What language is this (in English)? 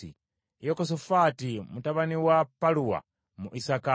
Ganda